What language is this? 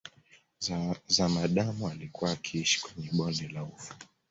Swahili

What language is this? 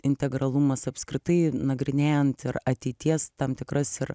Lithuanian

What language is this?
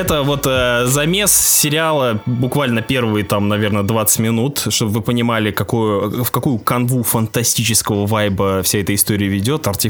Russian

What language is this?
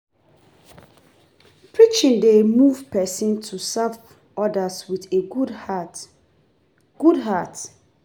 Nigerian Pidgin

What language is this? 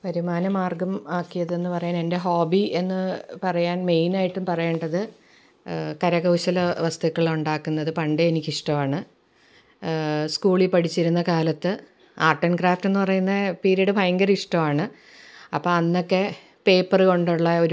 Malayalam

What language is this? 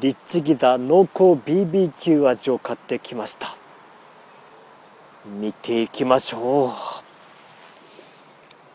Japanese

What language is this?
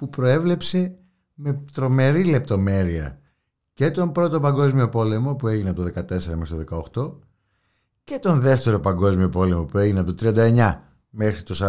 Greek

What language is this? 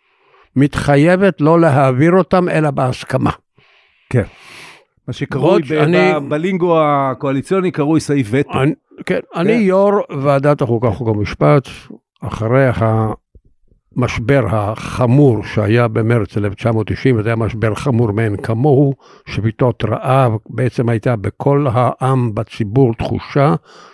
Hebrew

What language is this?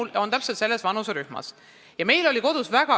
Estonian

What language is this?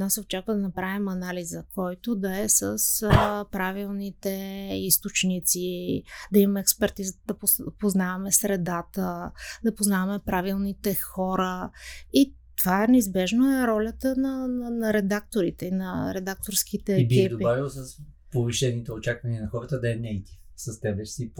Bulgarian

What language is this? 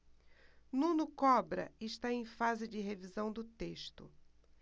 Portuguese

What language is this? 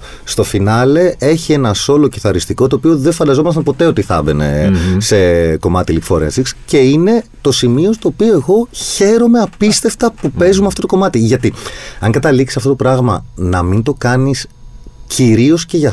Greek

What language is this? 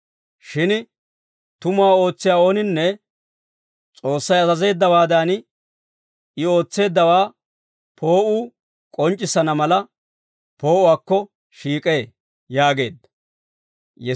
Dawro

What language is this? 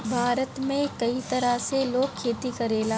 Bhojpuri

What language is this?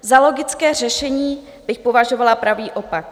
Czech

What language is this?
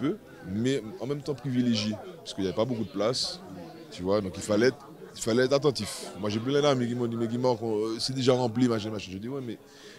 French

